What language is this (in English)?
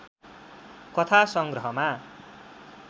Nepali